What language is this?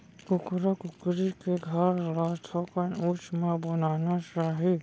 Chhattisgarhi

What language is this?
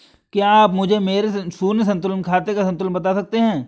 Hindi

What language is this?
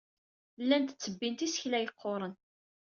Kabyle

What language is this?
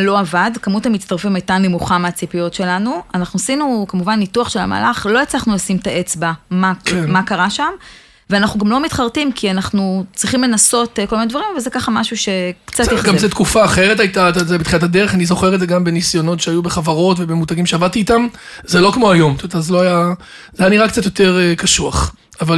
Hebrew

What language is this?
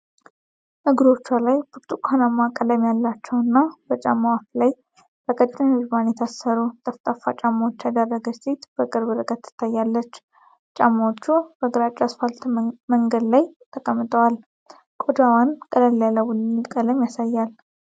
Amharic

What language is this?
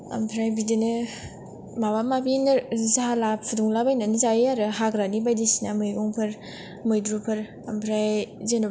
Bodo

